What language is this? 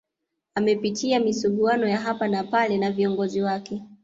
Swahili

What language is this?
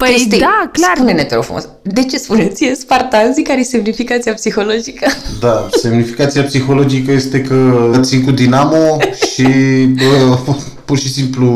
Romanian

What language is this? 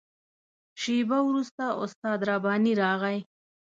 Pashto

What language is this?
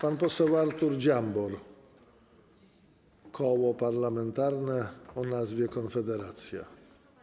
Polish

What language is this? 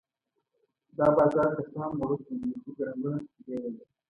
Pashto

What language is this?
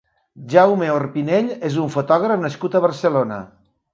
Catalan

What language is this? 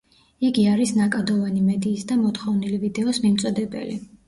Georgian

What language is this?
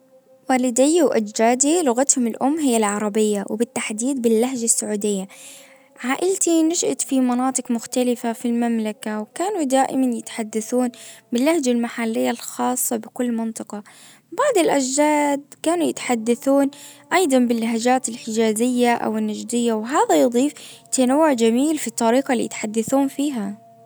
Najdi Arabic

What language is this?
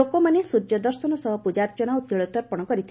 Odia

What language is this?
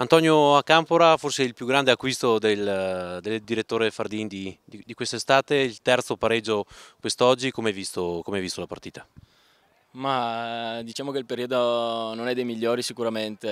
Italian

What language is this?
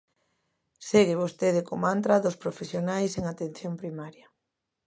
Galician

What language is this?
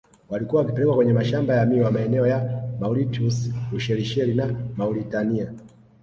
Swahili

